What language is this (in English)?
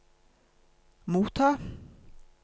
Norwegian